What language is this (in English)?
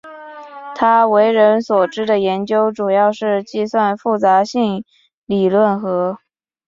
Chinese